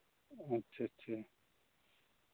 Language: Santali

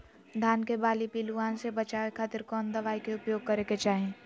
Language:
Magahi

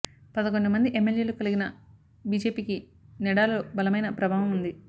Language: Telugu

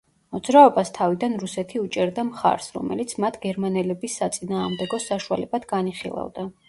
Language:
Georgian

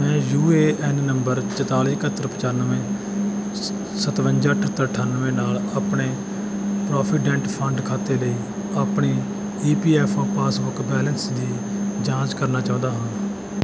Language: Punjabi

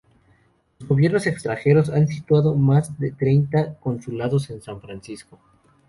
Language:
Spanish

